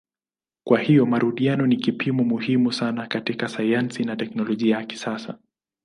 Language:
Swahili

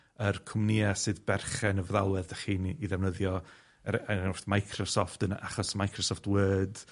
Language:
Welsh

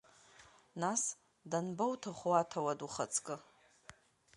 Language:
Abkhazian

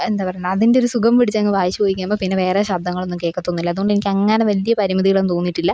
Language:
Malayalam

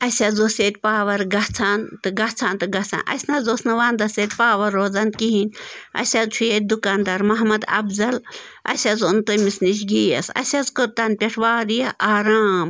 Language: Kashmiri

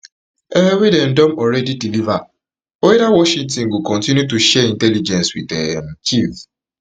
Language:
Nigerian Pidgin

